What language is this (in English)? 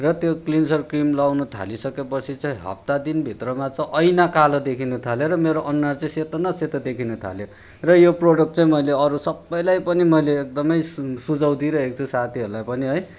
Nepali